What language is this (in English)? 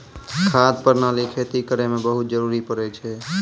Maithili